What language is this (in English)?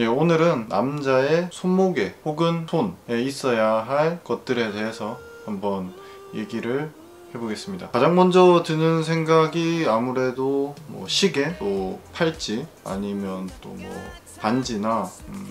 Korean